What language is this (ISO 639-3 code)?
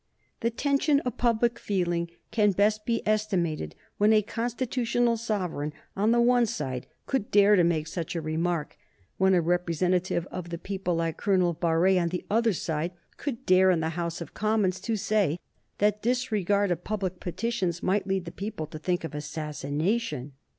eng